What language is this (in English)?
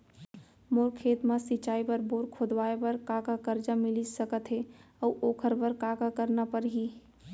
Chhattisgarhi